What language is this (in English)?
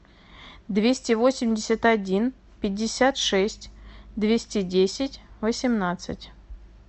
Russian